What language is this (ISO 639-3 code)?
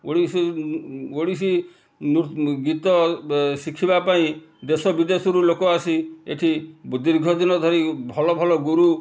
ori